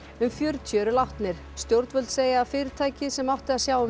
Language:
Icelandic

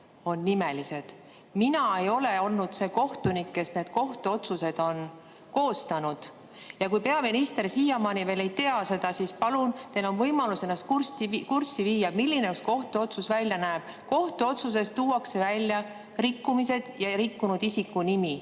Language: Estonian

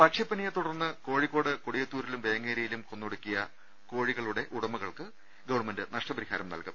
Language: Malayalam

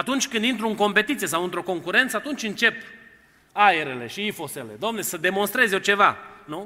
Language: Romanian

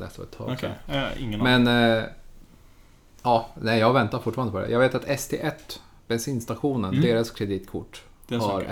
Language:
Swedish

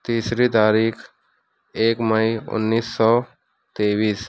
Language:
Urdu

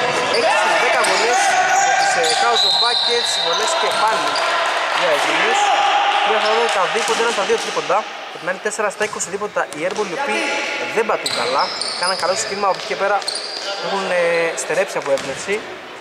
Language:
Greek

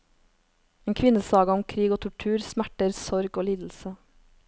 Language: Norwegian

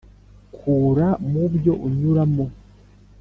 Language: Kinyarwanda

